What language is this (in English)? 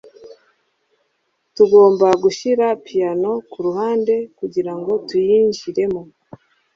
Kinyarwanda